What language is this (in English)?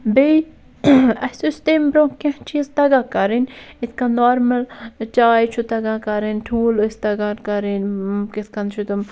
Kashmiri